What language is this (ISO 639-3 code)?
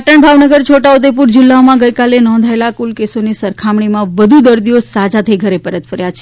guj